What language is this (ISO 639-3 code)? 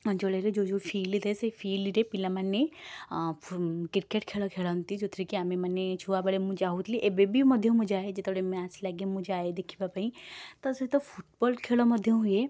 ori